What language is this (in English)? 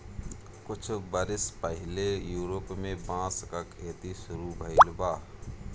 Bhojpuri